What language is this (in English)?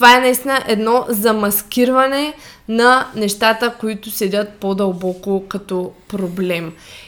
Bulgarian